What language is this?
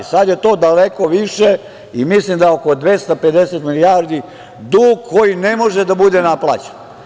Serbian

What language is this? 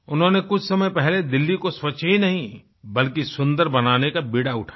Hindi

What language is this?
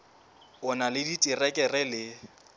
Southern Sotho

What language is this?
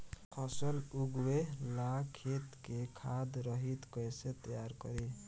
Bhojpuri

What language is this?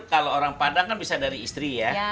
Indonesian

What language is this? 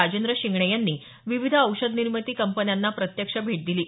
Marathi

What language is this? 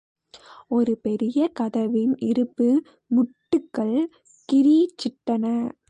Tamil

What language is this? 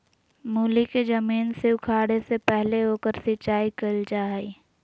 Magahi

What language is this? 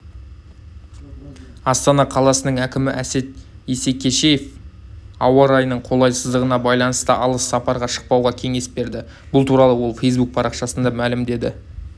Kazakh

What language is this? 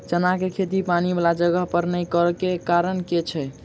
Maithili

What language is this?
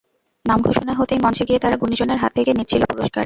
Bangla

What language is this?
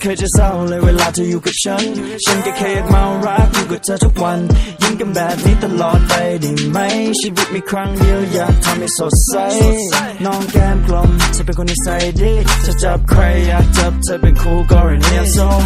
Polish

